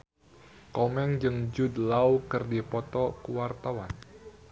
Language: Sundanese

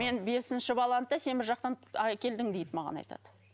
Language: Kazakh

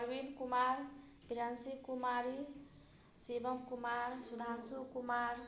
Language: Maithili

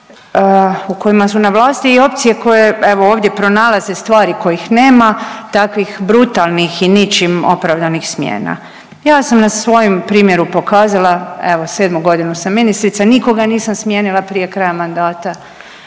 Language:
Croatian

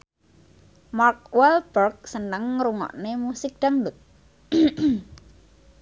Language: Javanese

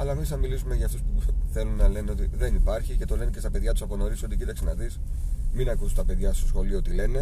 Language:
Greek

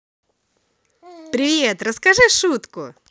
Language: Russian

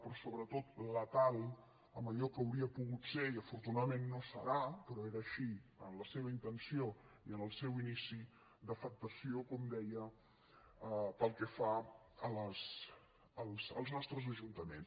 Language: Catalan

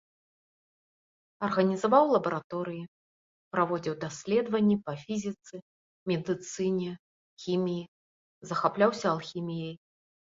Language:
Belarusian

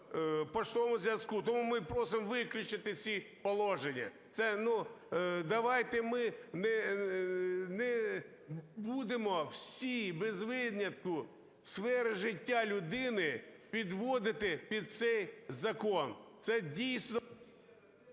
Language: Ukrainian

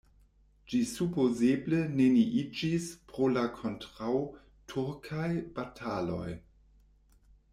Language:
Esperanto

